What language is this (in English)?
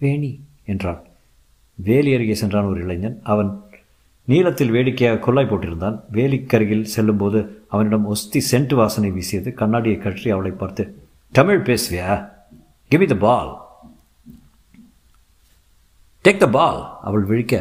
Tamil